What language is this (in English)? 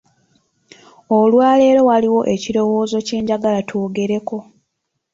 Ganda